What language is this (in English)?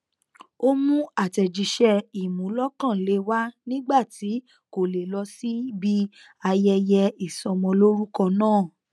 Yoruba